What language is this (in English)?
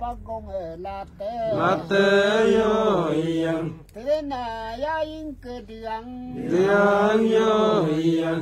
Thai